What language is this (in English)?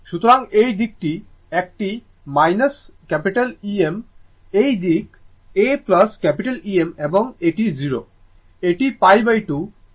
Bangla